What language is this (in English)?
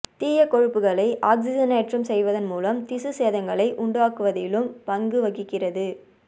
Tamil